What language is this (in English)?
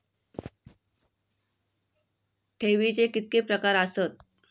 Marathi